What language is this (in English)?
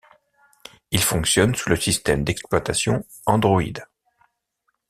French